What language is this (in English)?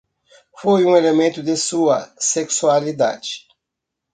Portuguese